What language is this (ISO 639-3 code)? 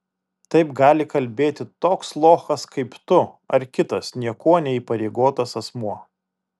lit